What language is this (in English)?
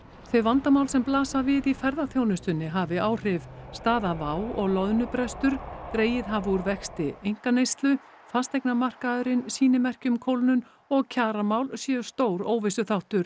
Icelandic